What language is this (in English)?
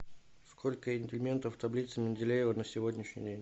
Russian